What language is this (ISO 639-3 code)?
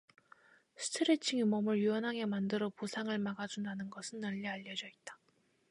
kor